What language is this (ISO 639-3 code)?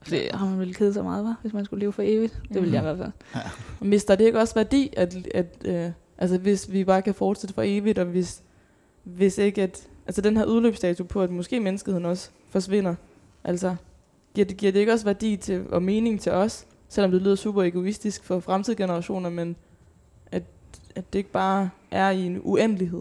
dan